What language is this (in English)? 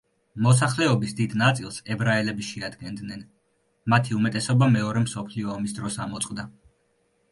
Georgian